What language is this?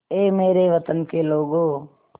Hindi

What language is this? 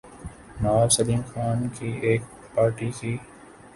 Urdu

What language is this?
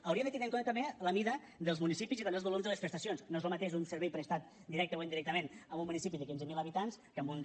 Catalan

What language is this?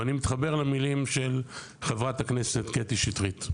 Hebrew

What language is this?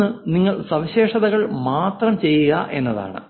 Malayalam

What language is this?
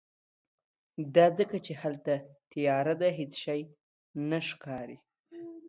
Pashto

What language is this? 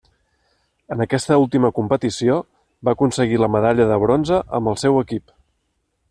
Catalan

